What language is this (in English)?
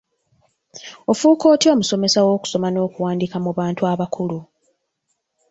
Ganda